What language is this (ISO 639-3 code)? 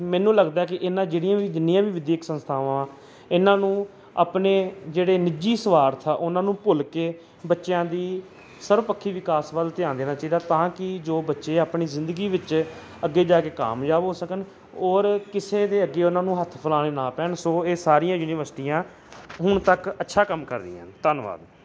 pan